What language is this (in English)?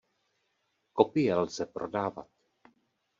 Czech